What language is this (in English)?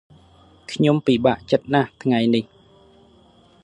Khmer